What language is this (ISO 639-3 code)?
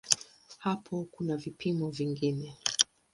swa